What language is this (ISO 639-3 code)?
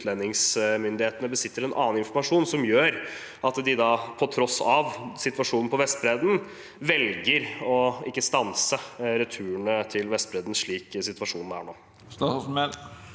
nor